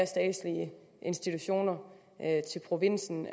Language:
Danish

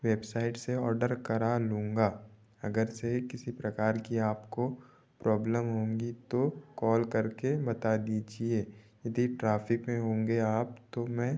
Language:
Hindi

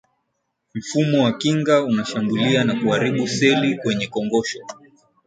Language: Swahili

